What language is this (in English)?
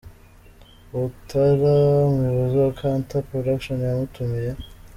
Kinyarwanda